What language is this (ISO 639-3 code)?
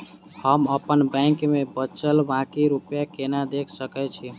mai